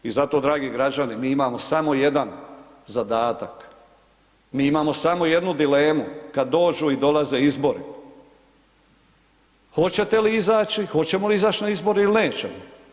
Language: Croatian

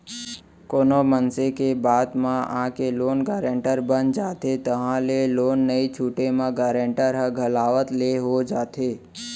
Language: Chhattisgarhi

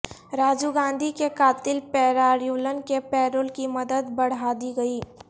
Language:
Urdu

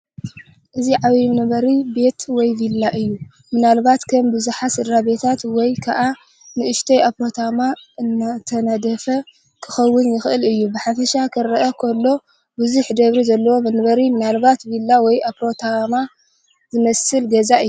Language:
Tigrinya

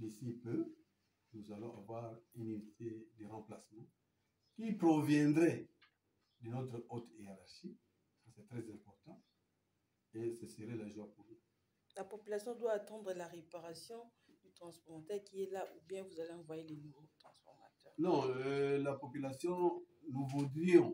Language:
French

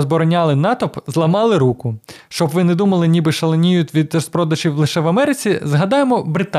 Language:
Ukrainian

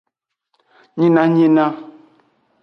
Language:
Aja (Benin)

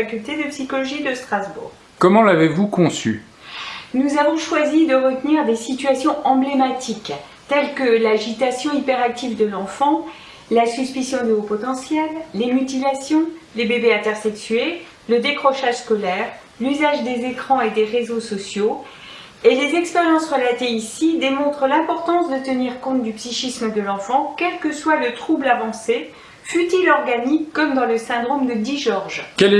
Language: French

